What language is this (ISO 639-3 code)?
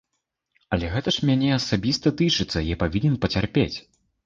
bel